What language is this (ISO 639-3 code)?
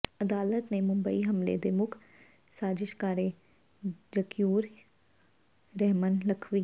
pan